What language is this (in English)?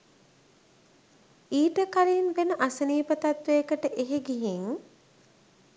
Sinhala